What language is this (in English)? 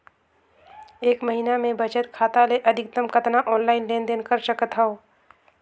Chhattisgarhi